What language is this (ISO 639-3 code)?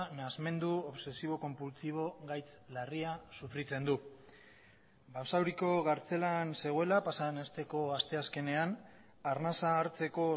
eus